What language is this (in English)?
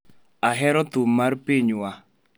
Luo (Kenya and Tanzania)